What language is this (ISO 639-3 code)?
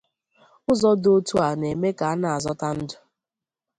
ibo